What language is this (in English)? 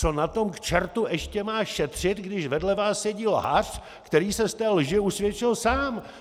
Czech